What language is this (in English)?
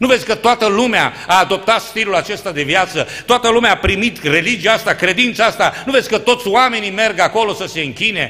Romanian